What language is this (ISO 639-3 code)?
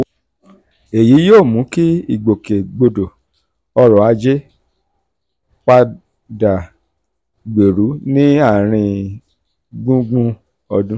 yor